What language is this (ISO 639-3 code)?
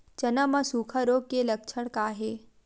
hne